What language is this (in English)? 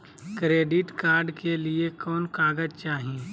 Magahi